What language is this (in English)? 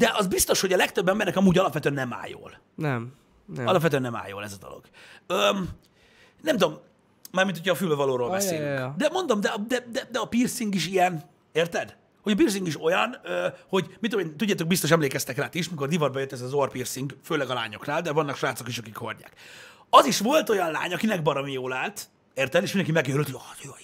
Hungarian